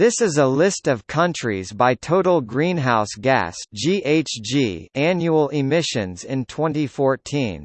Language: English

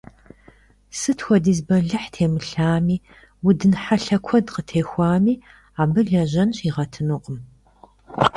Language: Kabardian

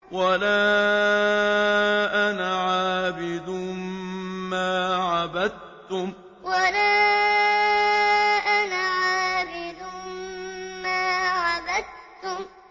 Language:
Arabic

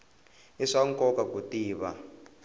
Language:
Tsonga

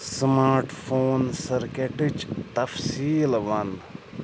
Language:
Kashmiri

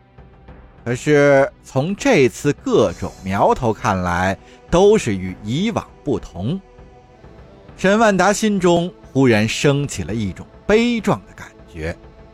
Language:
Chinese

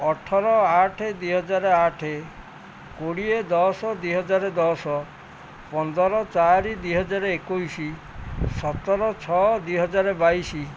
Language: Odia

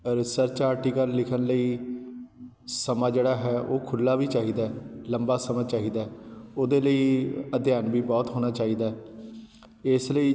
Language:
Punjabi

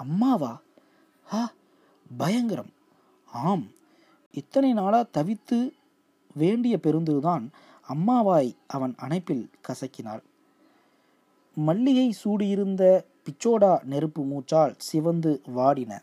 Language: Tamil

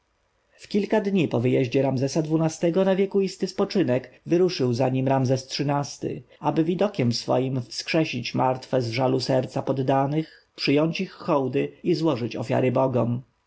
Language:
Polish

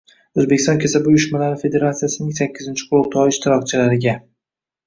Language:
Uzbek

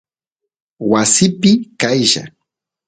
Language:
Santiago del Estero Quichua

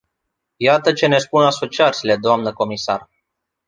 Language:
Romanian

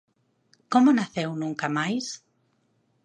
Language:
Galician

